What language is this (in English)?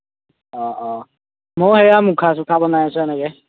Assamese